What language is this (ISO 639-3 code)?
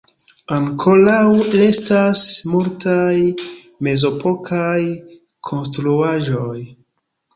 epo